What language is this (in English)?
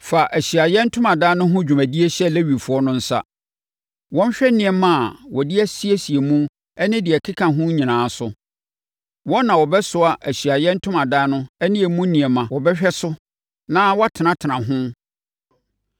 Akan